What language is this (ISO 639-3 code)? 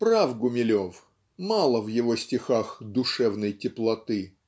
rus